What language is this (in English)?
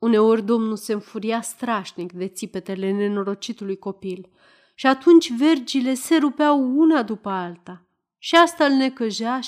Romanian